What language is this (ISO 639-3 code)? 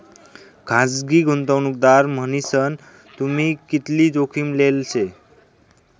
mar